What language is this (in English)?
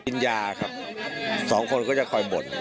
Thai